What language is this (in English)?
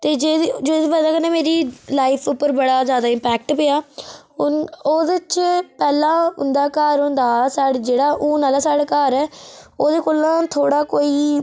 Dogri